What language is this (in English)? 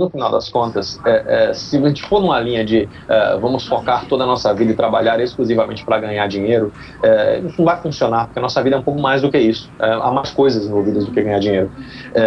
Portuguese